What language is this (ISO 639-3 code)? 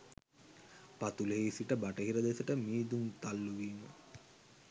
sin